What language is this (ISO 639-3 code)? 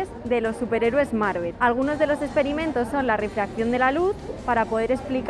spa